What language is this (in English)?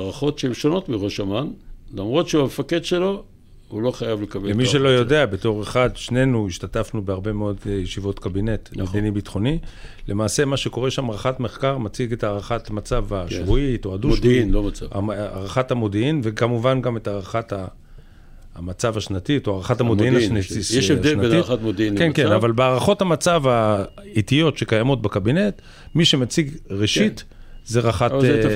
Hebrew